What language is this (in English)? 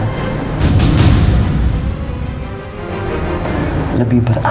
Indonesian